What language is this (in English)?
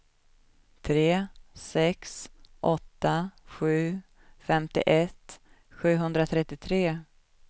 Swedish